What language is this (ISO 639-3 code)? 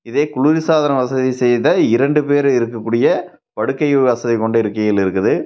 tam